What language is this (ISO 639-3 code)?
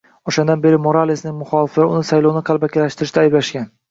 uzb